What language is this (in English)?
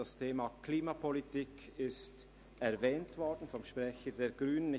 Swiss German